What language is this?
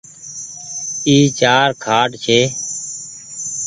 Goaria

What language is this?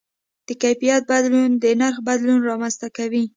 Pashto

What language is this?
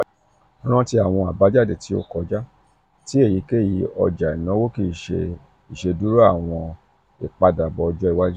Yoruba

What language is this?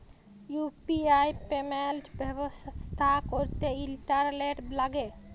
Bangla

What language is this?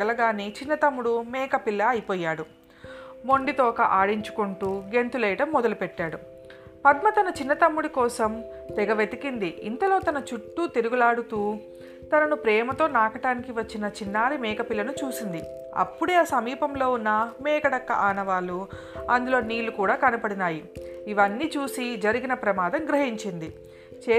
Telugu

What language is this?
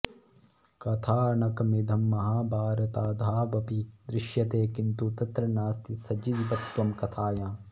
Sanskrit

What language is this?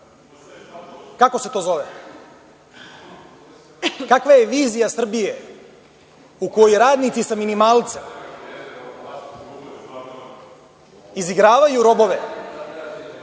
Serbian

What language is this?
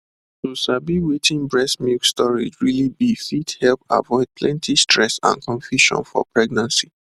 Nigerian Pidgin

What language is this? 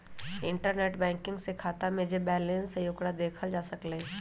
Magahi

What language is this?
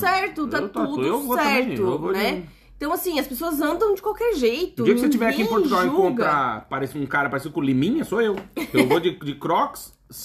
Portuguese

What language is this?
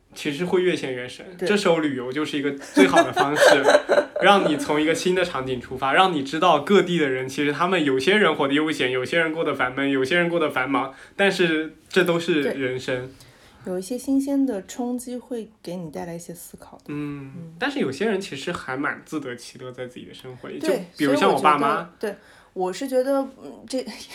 Chinese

